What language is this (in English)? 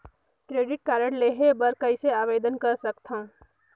Chhattisgarhi